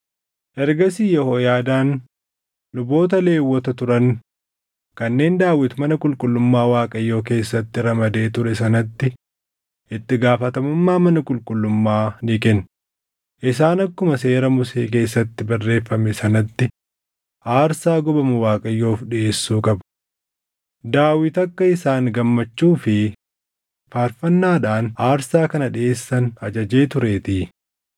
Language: Oromo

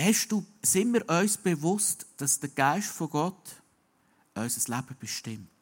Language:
German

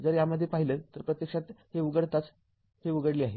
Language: Marathi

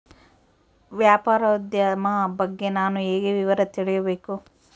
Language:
Kannada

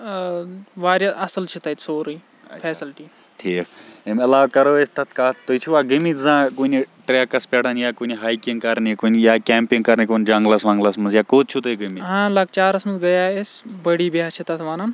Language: Kashmiri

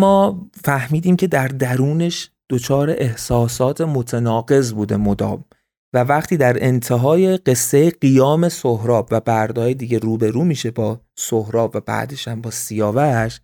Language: Persian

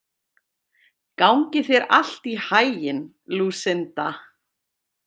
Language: Icelandic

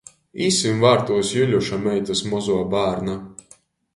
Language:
Latgalian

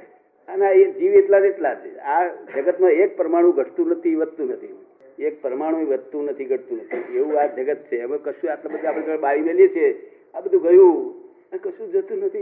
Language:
Gujarati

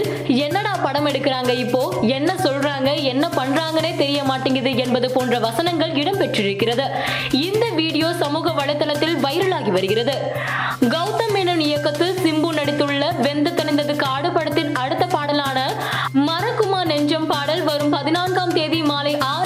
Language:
Tamil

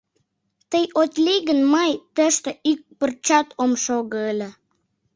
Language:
Mari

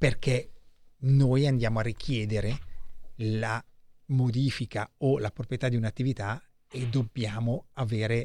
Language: Italian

